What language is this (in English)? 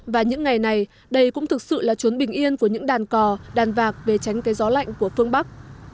Vietnamese